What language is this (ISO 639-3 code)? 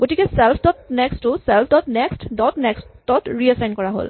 asm